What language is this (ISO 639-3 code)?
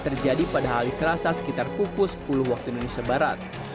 ind